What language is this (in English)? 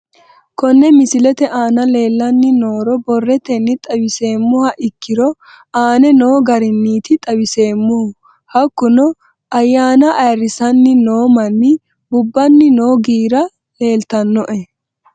Sidamo